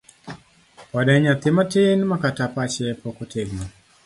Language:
Luo (Kenya and Tanzania)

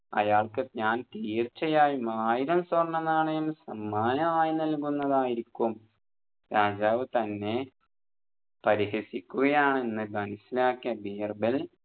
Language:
Malayalam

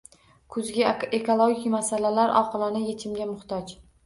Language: Uzbek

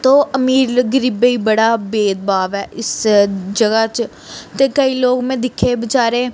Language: Dogri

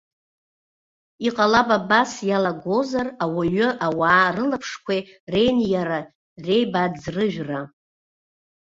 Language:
Abkhazian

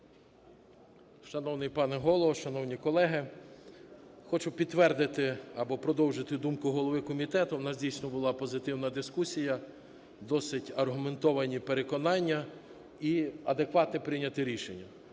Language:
Ukrainian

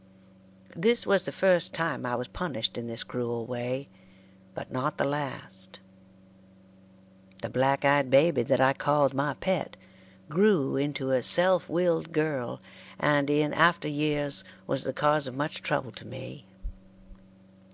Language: English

